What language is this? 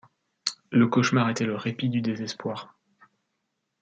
French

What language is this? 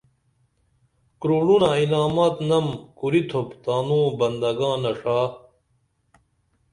Dameli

